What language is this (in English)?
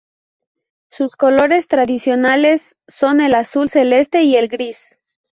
Spanish